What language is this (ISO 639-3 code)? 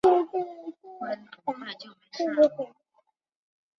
zho